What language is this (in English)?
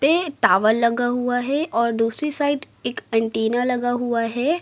Hindi